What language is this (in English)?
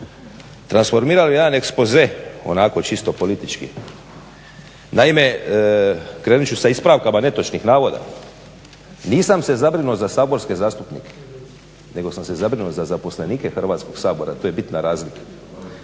Croatian